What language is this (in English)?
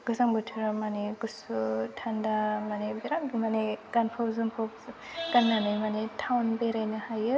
Bodo